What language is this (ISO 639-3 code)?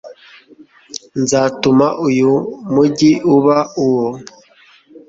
kin